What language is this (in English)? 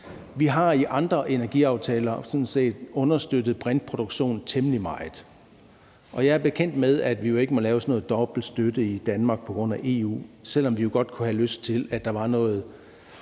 Danish